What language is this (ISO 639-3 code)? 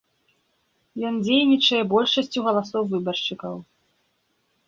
bel